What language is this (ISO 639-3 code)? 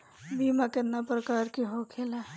bho